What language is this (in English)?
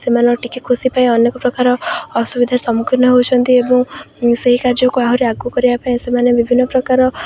Odia